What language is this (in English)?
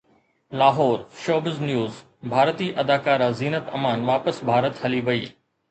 Sindhi